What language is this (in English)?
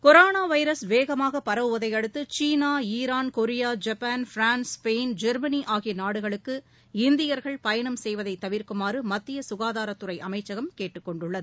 Tamil